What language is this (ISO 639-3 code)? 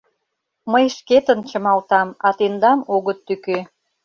chm